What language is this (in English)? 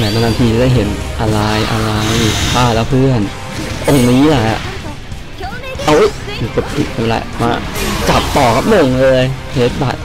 Thai